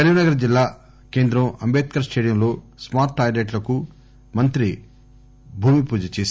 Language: Telugu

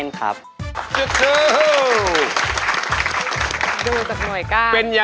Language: Thai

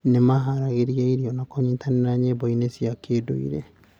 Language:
Kikuyu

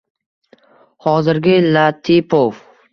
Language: Uzbek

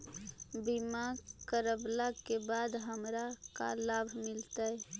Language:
Magahi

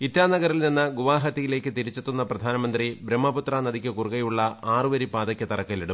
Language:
Malayalam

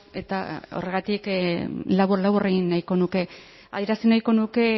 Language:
Basque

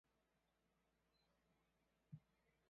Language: Chinese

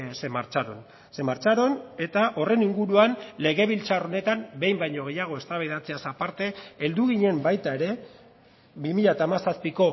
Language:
Basque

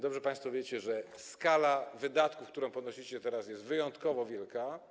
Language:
Polish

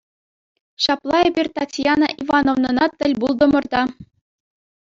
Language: Chuvash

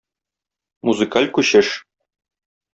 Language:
Tatar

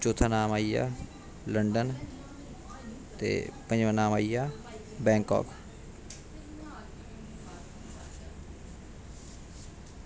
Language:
Dogri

